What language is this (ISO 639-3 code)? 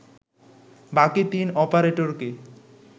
ben